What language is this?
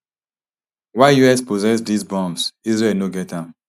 Nigerian Pidgin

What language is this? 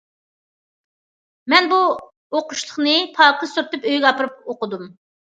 Uyghur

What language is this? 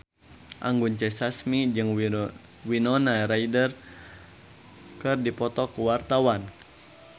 Sundanese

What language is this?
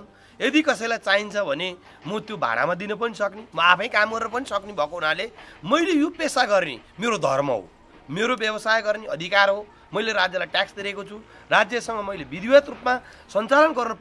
Indonesian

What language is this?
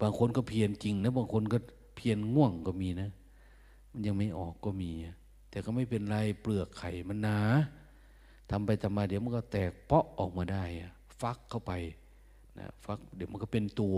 Thai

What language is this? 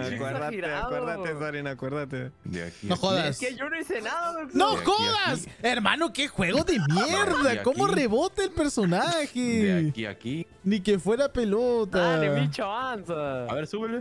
Spanish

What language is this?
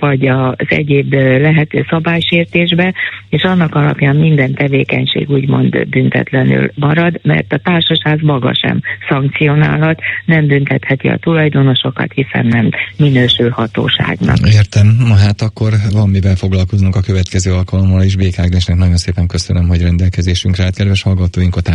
Hungarian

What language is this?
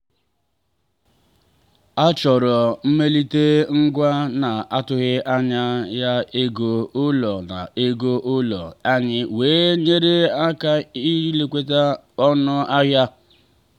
Igbo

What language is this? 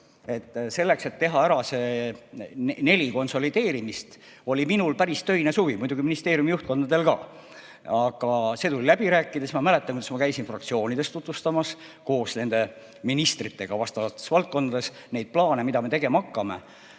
Estonian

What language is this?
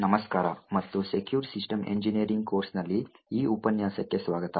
Kannada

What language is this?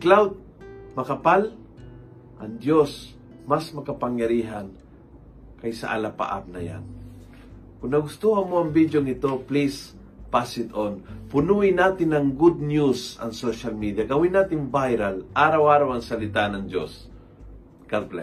Filipino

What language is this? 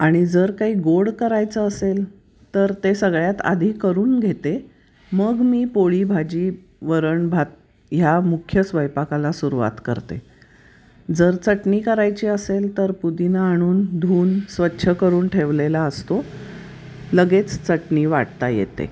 Marathi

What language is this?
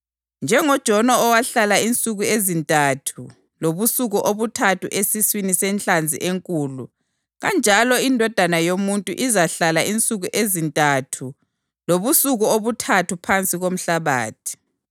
North Ndebele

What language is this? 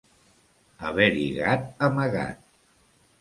Catalan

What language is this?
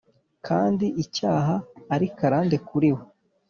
Kinyarwanda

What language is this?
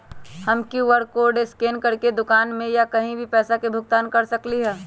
Magahi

